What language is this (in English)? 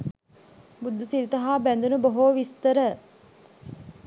Sinhala